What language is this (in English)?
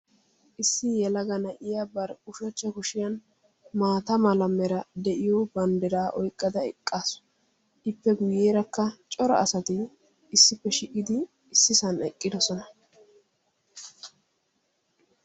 Wolaytta